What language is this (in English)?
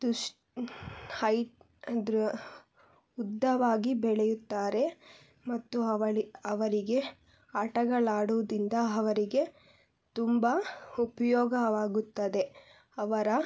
Kannada